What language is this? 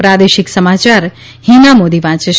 Gujarati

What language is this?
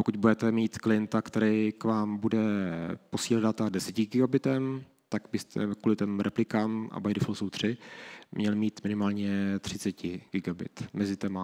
Czech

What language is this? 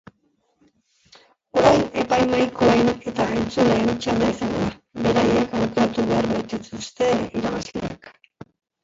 Basque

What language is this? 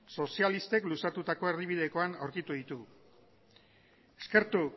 Basque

